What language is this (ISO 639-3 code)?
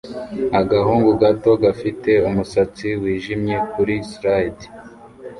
kin